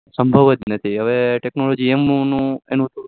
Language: Gujarati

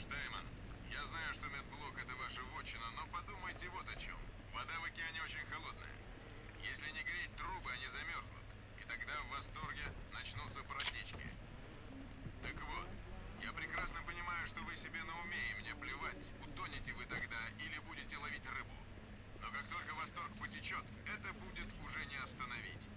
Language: Russian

